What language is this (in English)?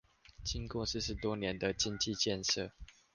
Chinese